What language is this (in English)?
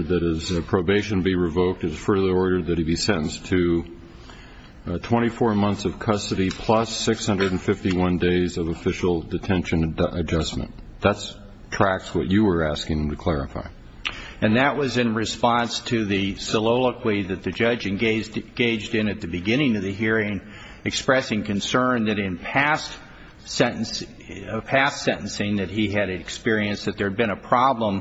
English